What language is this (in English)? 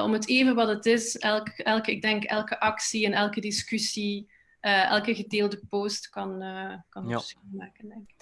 Dutch